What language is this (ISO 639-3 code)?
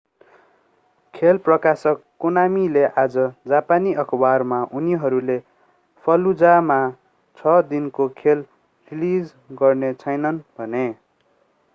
nep